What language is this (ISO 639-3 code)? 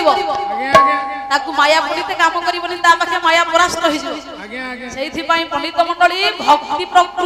ben